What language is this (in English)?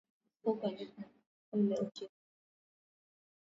Swahili